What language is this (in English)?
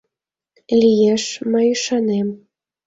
Mari